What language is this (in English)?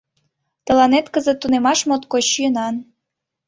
Mari